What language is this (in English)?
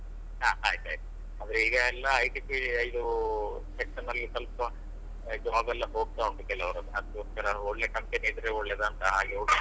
Kannada